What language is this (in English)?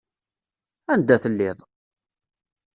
Kabyle